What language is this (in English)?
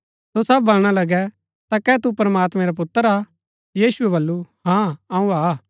Gaddi